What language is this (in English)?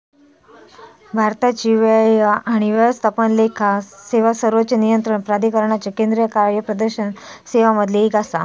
Marathi